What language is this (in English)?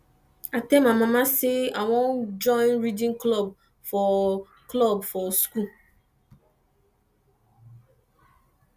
Nigerian Pidgin